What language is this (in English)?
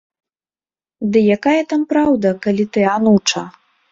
Belarusian